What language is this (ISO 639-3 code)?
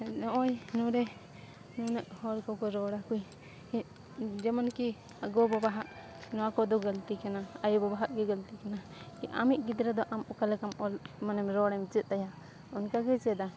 sat